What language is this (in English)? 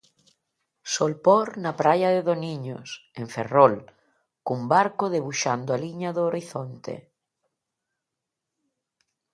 Galician